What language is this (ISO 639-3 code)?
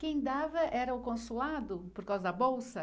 por